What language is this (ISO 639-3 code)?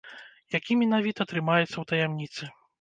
bel